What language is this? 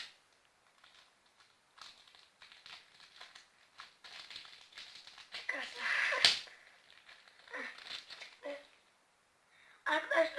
Turkish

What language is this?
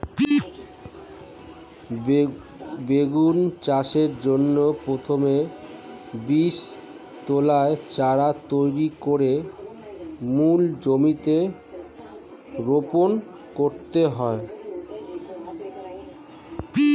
Bangla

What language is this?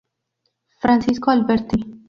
Spanish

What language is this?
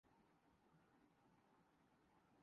Urdu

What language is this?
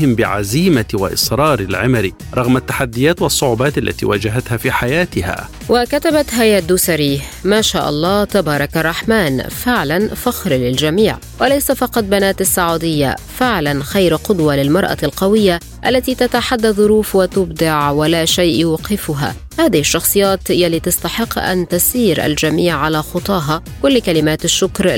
Arabic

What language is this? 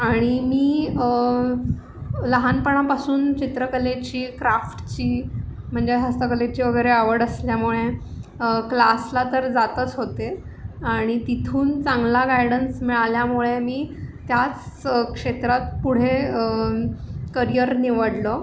Marathi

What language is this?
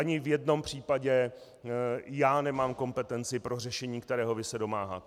Czech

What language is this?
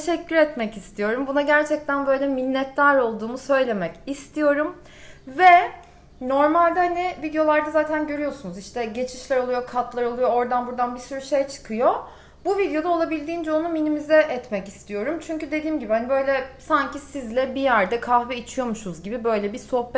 Turkish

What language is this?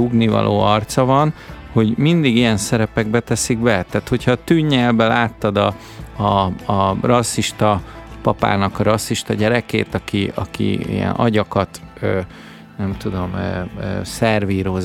Hungarian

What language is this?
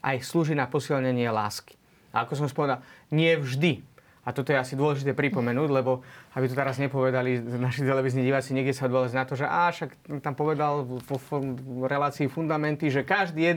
Slovak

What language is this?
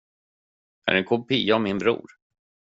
Swedish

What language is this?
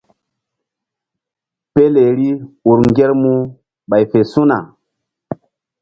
Mbum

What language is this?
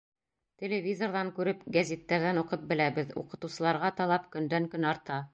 Bashkir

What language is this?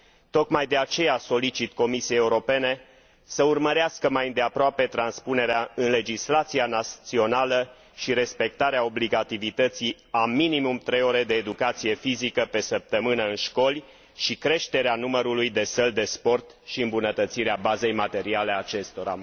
Romanian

